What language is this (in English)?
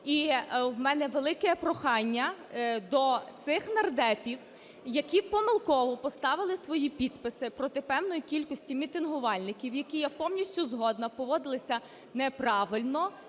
Ukrainian